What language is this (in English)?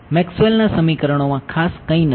Gujarati